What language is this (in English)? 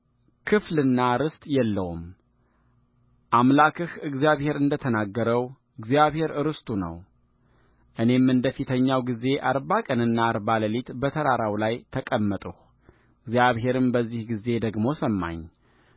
Amharic